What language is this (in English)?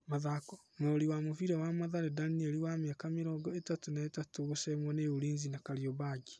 Kikuyu